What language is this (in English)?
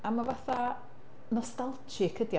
Welsh